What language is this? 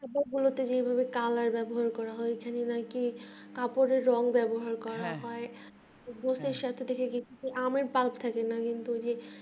Bangla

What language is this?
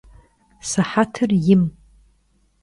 Kabardian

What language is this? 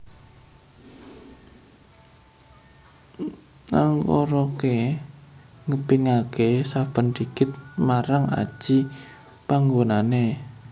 Javanese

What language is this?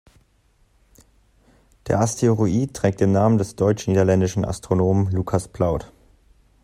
German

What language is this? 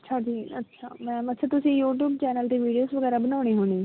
Punjabi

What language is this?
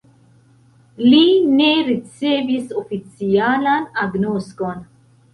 Esperanto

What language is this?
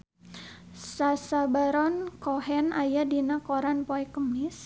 Sundanese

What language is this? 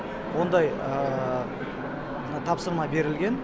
Kazakh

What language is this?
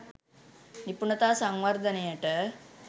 Sinhala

